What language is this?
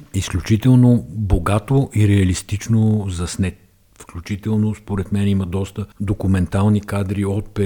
Bulgarian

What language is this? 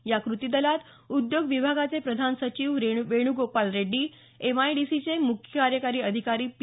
Marathi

